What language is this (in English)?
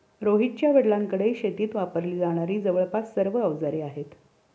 Marathi